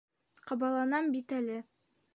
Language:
Bashkir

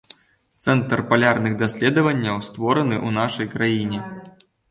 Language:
Belarusian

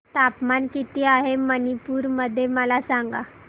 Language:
Marathi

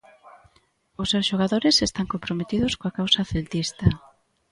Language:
Galician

